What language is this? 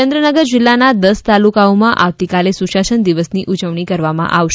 Gujarati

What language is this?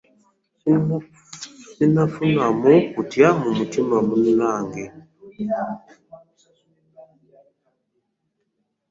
Ganda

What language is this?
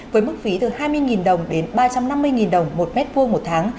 Vietnamese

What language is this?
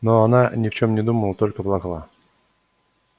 Russian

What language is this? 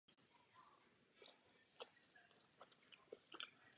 Czech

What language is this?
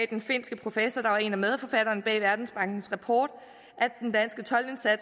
Danish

